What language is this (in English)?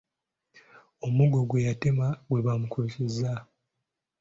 Ganda